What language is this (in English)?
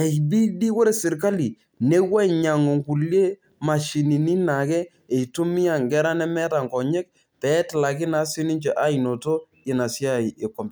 Masai